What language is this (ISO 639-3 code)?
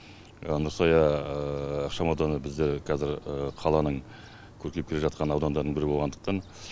kaz